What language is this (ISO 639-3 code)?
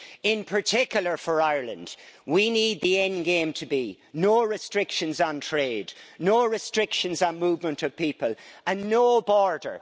eng